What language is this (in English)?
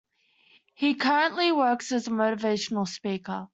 English